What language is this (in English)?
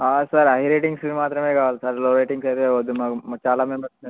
Telugu